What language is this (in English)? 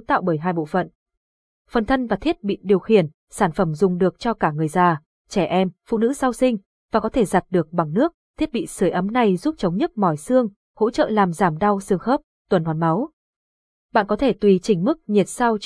Vietnamese